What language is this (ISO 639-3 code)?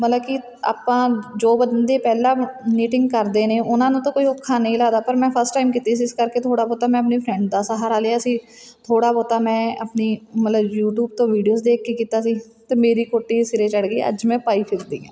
pan